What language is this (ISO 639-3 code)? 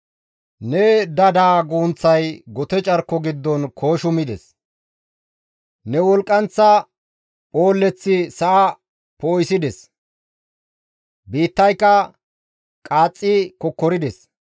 gmv